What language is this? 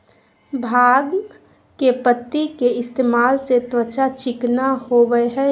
Magahi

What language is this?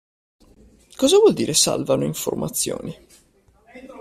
Italian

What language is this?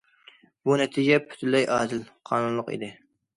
Uyghur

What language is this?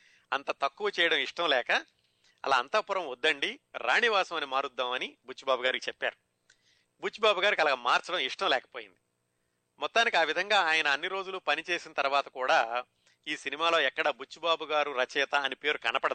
Telugu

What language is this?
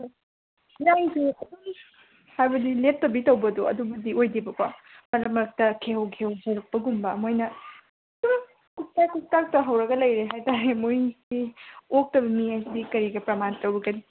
Manipuri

